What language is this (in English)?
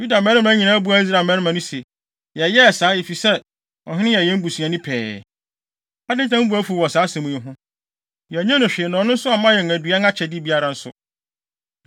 Akan